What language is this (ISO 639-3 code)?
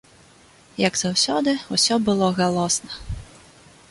bel